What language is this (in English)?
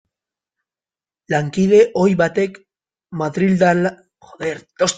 Basque